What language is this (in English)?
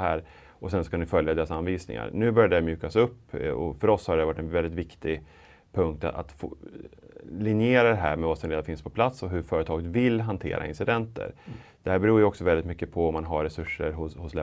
Swedish